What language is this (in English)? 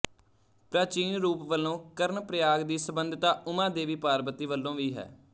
Punjabi